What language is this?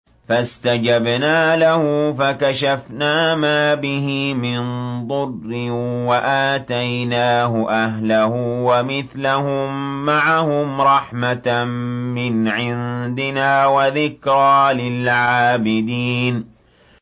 Arabic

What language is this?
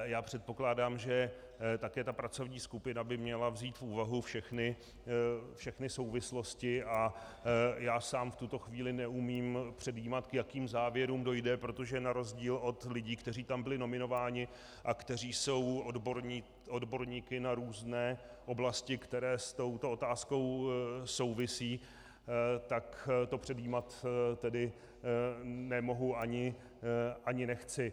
Czech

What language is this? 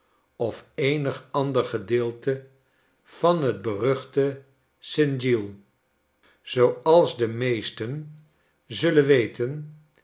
Dutch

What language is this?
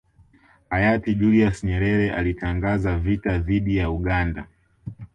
Swahili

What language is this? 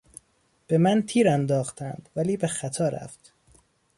Persian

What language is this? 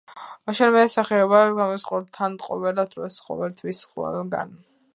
Georgian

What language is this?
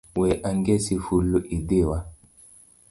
Luo (Kenya and Tanzania)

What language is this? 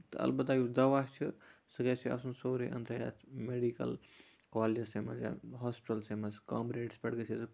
Kashmiri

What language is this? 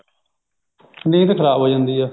Punjabi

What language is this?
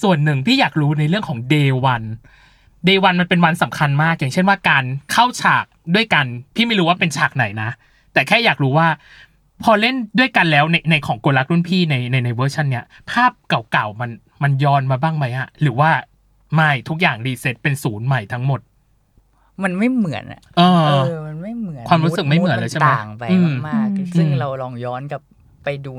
Thai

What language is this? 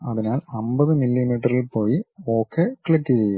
Malayalam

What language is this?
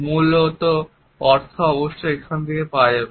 Bangla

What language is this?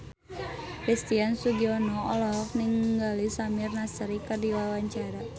Sundanese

